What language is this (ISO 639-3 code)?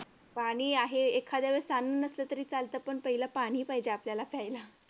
mar